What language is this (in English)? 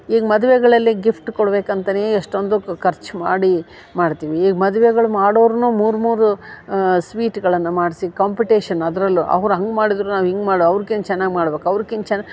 Kannada